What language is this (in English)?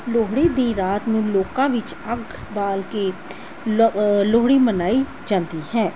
Punjabi